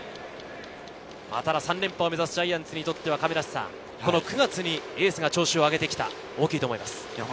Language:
Japanese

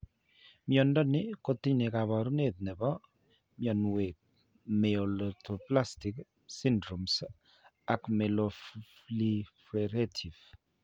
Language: Kalenjin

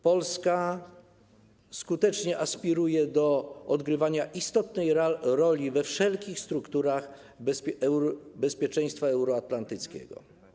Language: Polish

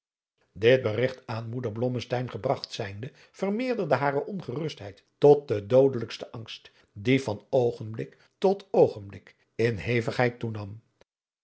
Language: Dutch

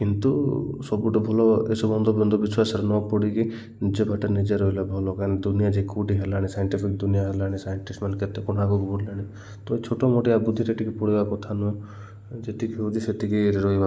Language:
Odia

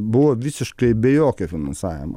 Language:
Lithuanian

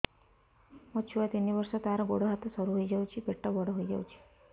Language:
Odia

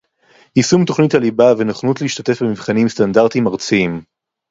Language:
Hebrew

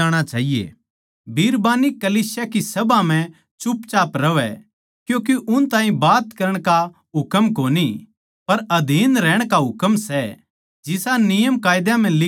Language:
Haryanvi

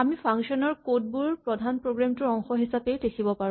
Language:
Assamese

